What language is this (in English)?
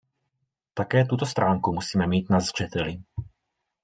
Czech